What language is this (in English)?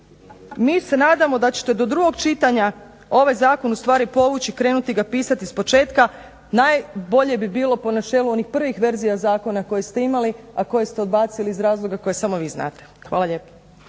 Croatian